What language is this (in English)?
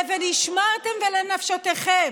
Hebrew